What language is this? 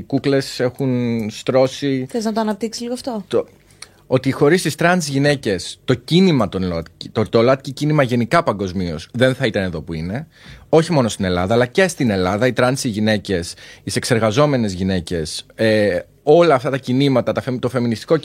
Greek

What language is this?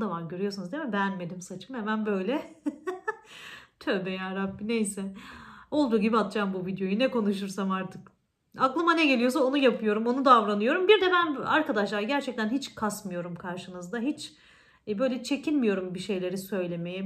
Turkish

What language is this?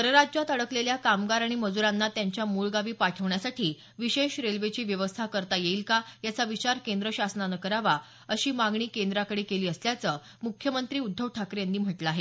Marathi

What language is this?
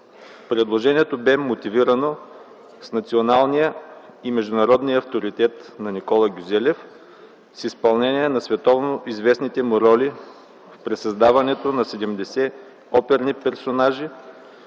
Bulgarian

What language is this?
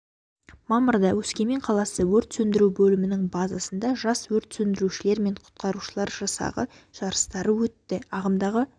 Kazakh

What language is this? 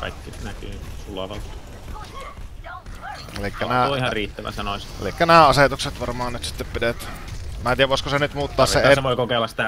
Finnish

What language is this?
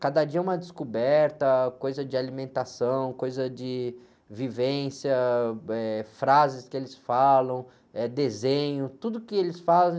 Portuguese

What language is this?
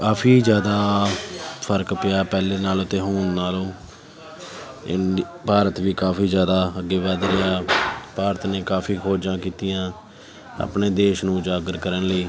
Punjabi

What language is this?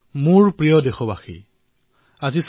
Assamese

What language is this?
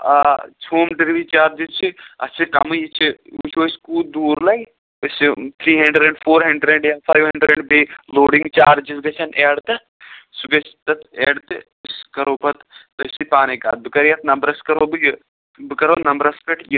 Kashmiri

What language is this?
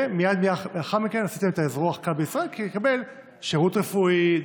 Hebrew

